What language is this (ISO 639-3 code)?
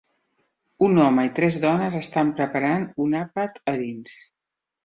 cat